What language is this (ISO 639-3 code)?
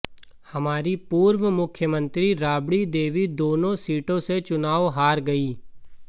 hin